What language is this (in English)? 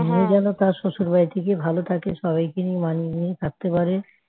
Bangla